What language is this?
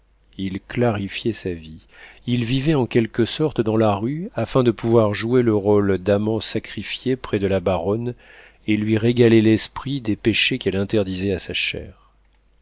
French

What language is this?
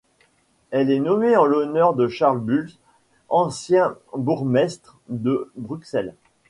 French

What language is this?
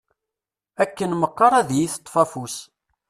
Kabyle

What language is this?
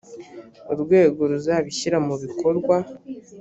Kinyarwanda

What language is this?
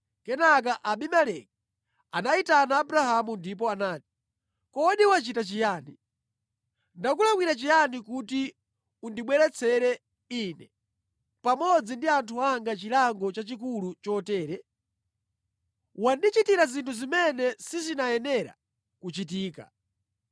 Nyanja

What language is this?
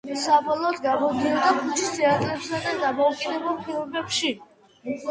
Georgian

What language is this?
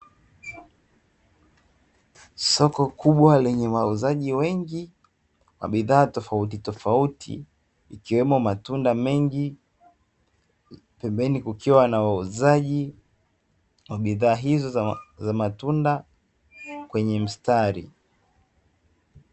Swahili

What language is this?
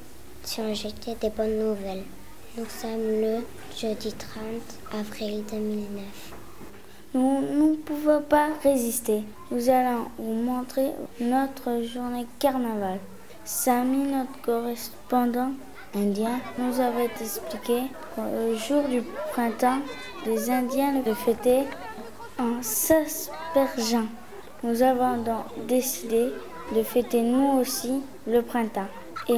French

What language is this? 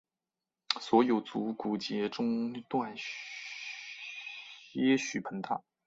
Chinese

